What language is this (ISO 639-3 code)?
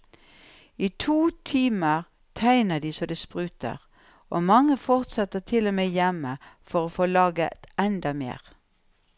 nor